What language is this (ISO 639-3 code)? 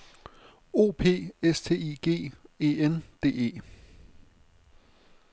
dan